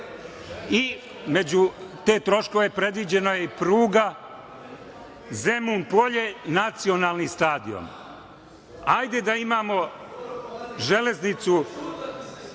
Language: Serbian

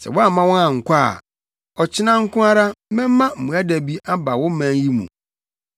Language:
Akan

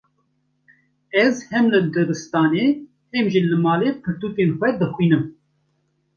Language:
Kurdish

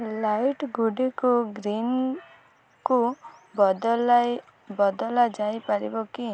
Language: Odia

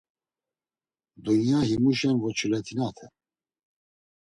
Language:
Laz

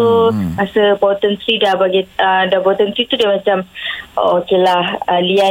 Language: Malay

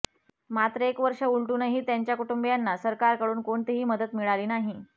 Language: Marathi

